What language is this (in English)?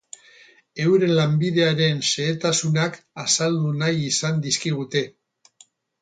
Basque